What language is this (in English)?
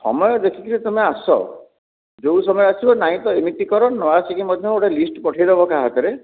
Odia